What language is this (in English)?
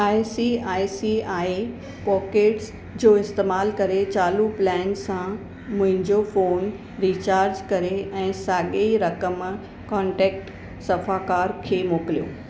Sindhi